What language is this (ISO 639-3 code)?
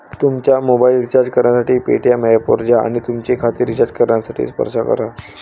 mar